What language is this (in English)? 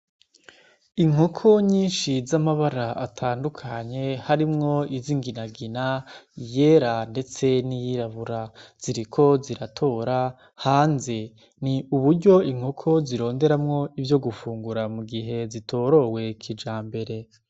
Rundi